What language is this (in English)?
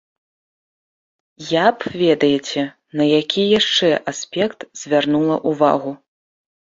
Belarusian